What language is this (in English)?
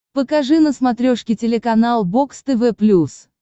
Russian